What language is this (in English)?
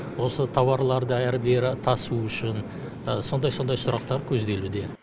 Kazakh